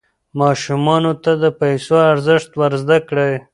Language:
Pashto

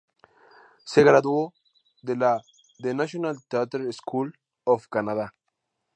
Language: Spanish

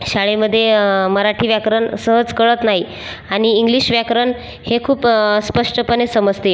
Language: Marathi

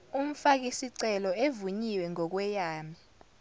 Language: Zulu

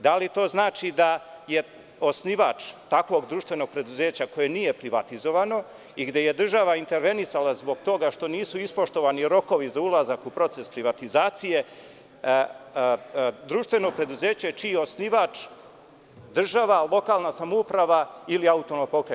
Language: Serbian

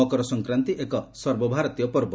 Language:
Odia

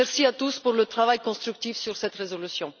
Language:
French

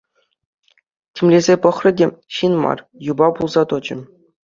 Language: Chuvash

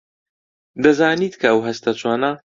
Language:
Central Kurdish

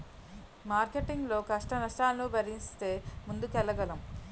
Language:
Telugu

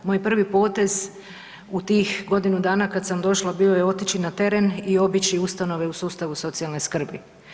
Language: Croatian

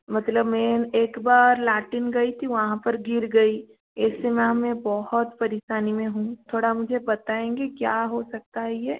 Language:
Hindi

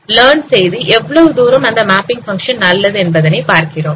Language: Tamil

